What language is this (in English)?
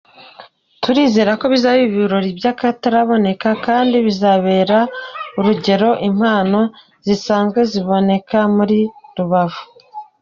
Kinyarwanda